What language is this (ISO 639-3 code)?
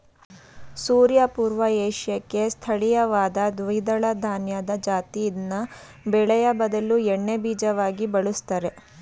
kan